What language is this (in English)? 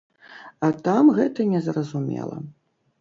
Belarusian